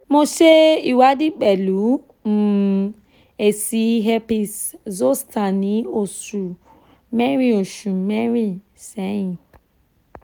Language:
Yoruba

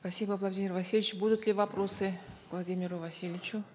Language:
Kazakh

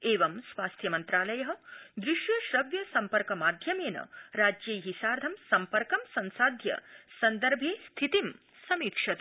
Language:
Sanskrit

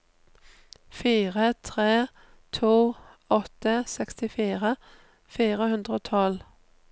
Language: Norwegian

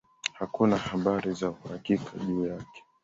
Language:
Swahili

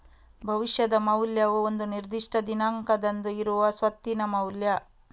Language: Kannada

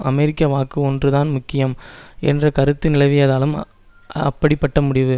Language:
Tamil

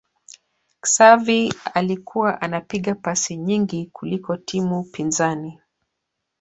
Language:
Swahili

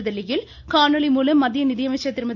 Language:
Tamil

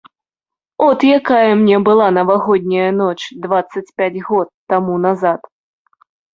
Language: Belarusian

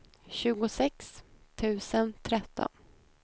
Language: Swedish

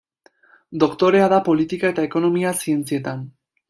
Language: Basque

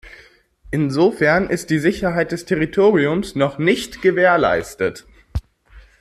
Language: German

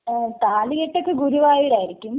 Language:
Malayalam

